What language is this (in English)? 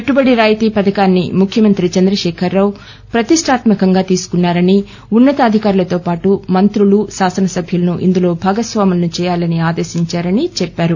Telugu